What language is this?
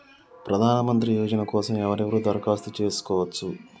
Telugu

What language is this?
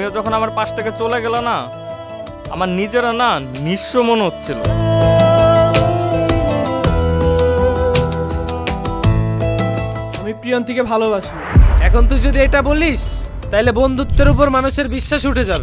Korean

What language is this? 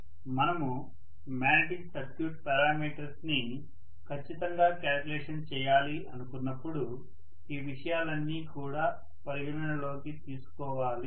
Telugu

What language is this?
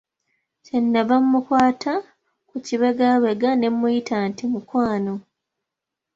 Ganda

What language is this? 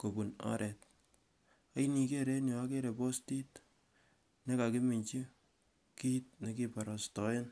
Kalenjin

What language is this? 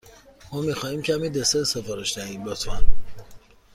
Persian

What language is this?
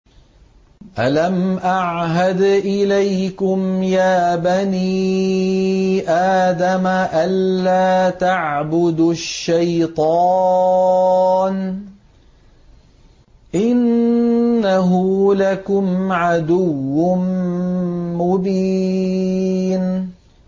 Arabic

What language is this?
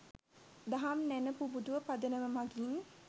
Sinhala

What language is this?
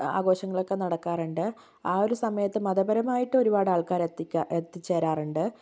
Malayalam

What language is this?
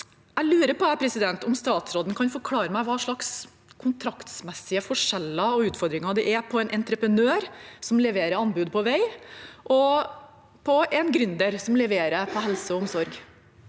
Norwegian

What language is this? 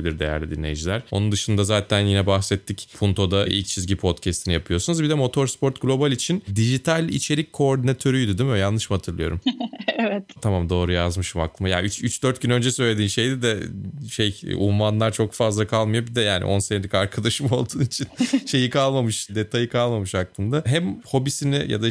Turkish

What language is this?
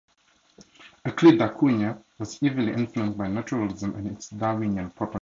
English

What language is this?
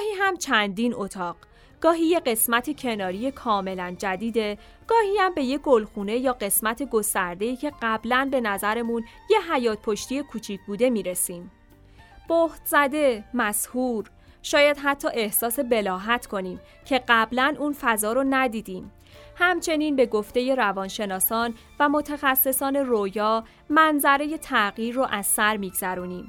Persian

